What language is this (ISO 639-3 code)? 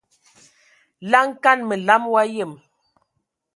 ewo